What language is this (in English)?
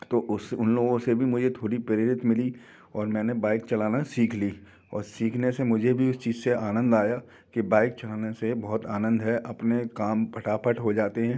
Hindi